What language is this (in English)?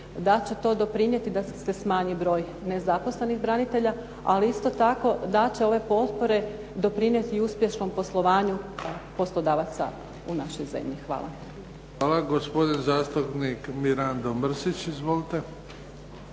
Croatian